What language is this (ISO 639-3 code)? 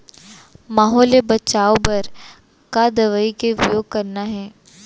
hne